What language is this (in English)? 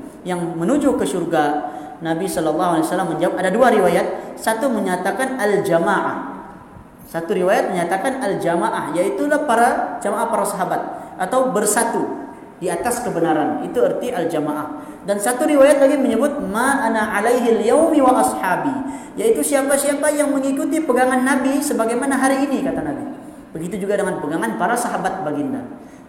Malay